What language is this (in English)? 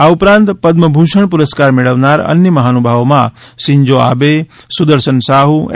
Gujarati